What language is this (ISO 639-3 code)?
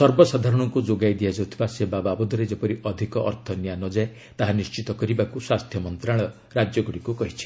ori